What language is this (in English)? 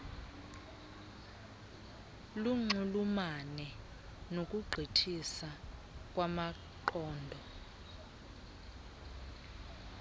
Xhosa